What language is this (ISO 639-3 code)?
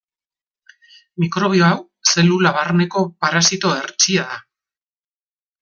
eus